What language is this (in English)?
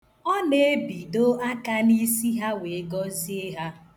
Igbo